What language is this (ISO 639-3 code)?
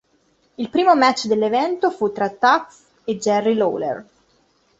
ita